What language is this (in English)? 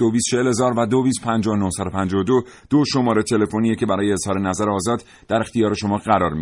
Persian